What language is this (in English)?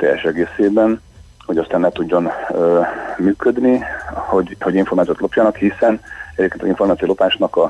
Hungarian